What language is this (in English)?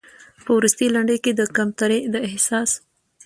Pashto